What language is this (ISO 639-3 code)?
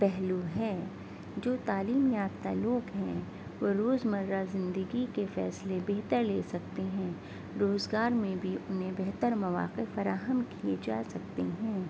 urd